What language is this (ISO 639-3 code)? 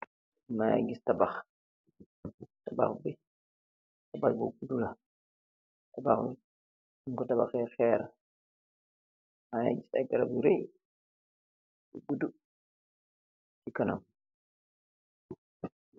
wol